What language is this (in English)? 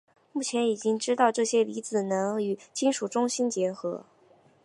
Chinese